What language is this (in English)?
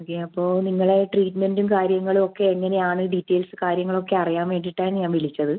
Malayalam